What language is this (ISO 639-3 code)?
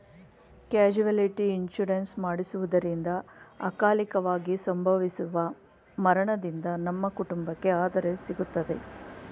kan